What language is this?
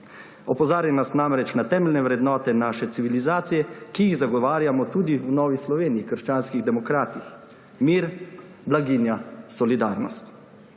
Slovenian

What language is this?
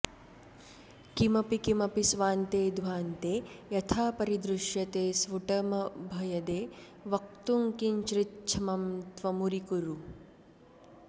Sanskrit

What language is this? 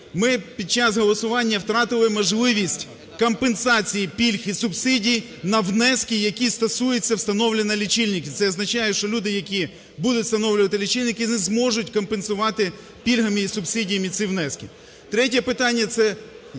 Ukrainian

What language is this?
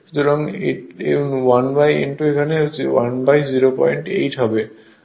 Bangla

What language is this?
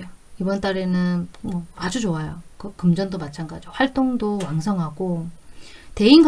Korean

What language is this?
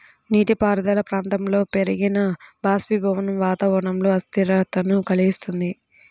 Telugu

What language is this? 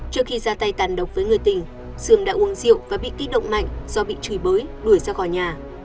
Vietnamese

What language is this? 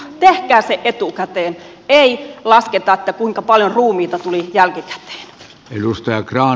Finnish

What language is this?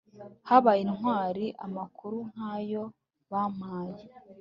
Kinyarwanda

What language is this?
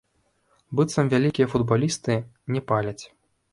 Belarusian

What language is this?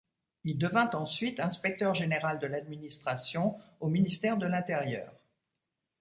French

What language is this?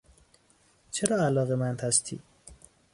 Persian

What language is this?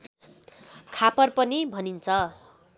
Nepali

